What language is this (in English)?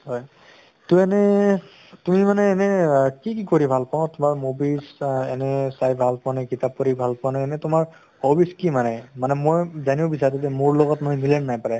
Assamese